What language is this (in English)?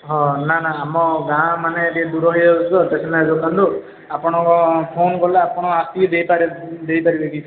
Odia